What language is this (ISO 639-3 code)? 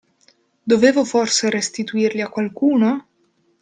ita